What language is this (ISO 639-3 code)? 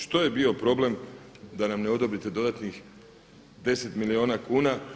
hrv